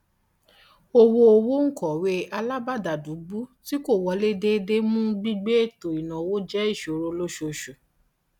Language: Yoruba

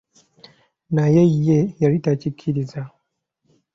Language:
Ganda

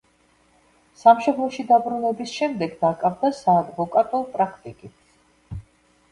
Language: Georgian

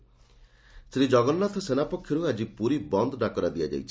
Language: Odia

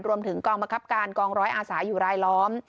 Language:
Thai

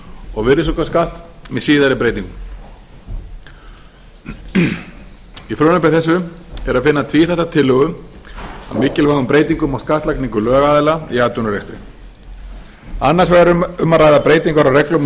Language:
Icelandic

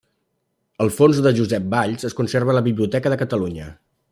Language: Catalan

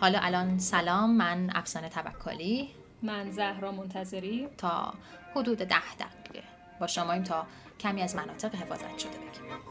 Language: Persian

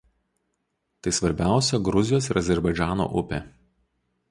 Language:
Lithuanian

